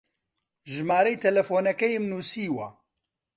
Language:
Central Kurdish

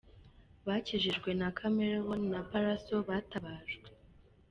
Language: Kinyarwanda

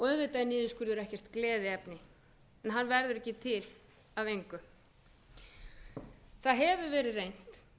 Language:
Icelandic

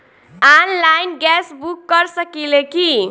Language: Bhojpuri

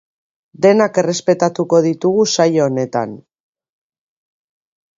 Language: Basque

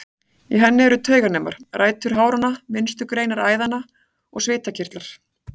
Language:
Icelandic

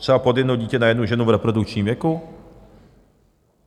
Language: Czech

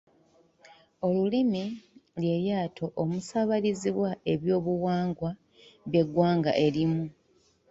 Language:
Ganda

